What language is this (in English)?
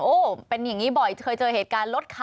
Thai